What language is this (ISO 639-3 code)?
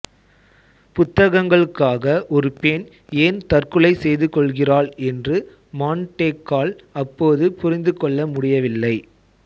tam